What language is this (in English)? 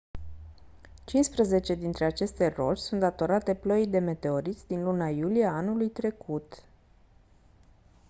Romanian